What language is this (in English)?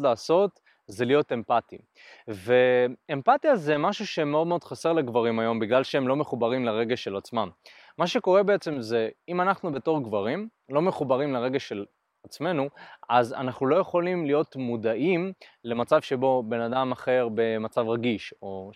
Hebrew